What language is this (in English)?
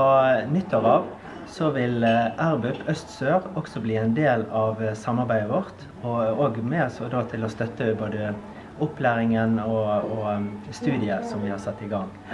Norwegian